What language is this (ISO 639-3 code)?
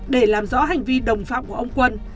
vie